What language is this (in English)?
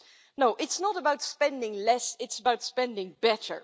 English